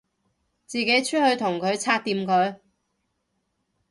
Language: Cantonese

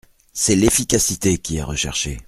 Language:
French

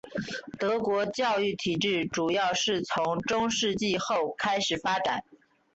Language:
Chinese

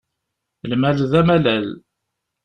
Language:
Kabyle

